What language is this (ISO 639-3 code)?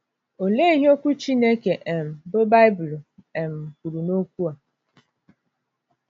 ibo